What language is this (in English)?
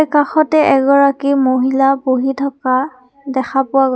Assamese